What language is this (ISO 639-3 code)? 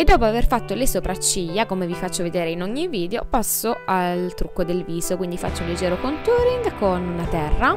ita